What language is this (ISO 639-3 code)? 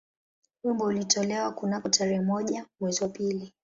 swa